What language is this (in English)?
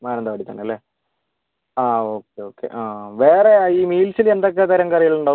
Malayalam